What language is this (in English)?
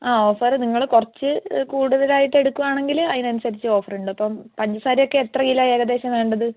Malayalam